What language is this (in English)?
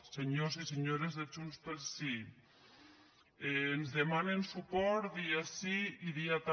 Catalan